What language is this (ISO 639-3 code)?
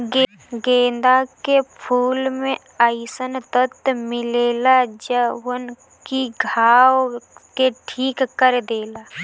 bho